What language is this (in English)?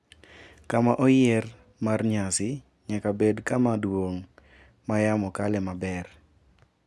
Luo (Kenya and Tanzania)